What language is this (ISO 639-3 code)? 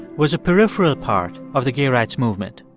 eng